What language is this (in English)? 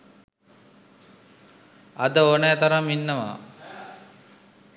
Sinhala